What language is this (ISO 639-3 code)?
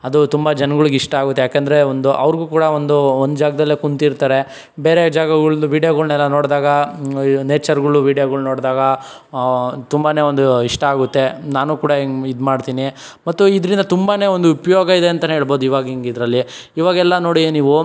kan